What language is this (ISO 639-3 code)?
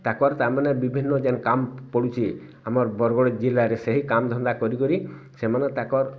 ori